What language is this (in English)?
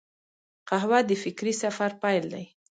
Pashto